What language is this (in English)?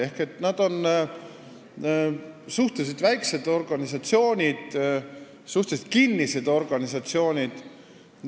Estonian